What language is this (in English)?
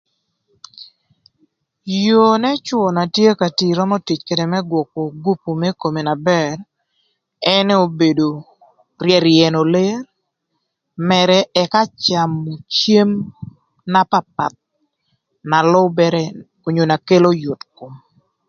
Thur